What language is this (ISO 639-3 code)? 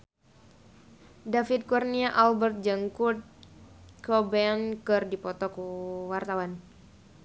sun